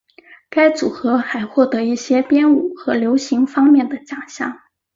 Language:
Chinese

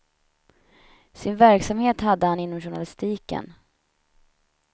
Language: Swedish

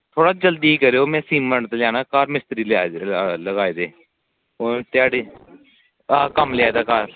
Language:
Dogri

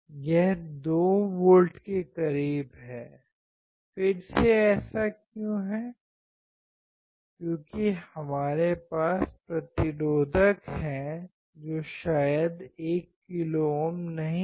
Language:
Hindi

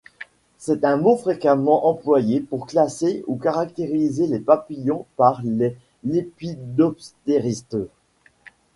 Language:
French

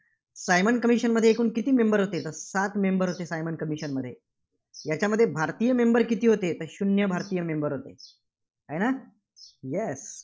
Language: Marathi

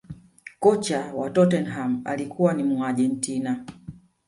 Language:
Swahili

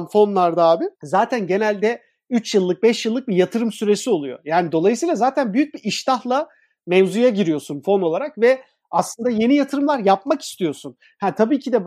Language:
Turkish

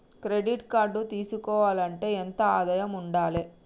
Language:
Telugu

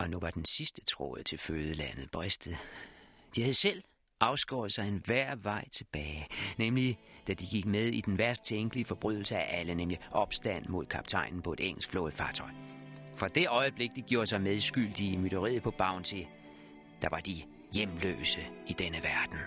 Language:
Danish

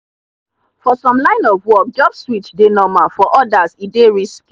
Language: Nigerian Pidgin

